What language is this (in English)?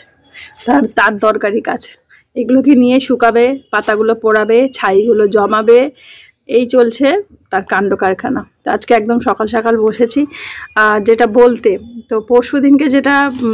Bangla